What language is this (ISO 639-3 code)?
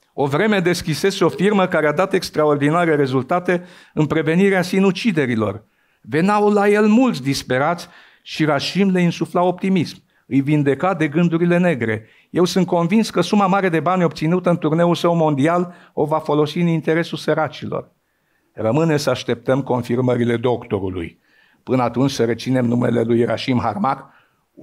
ron